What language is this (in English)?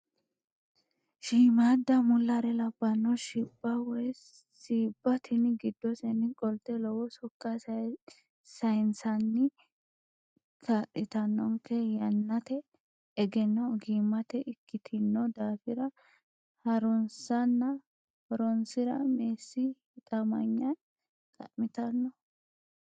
Sidamo